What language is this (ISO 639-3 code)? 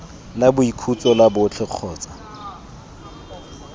tsn